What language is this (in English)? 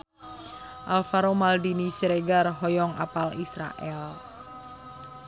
Sundanese